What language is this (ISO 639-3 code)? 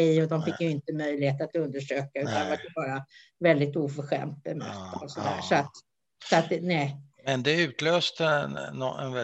swe